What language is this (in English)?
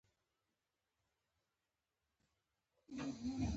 Pashto